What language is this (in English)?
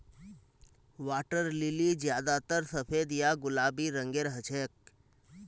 Magahi